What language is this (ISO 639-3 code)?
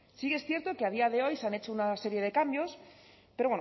spa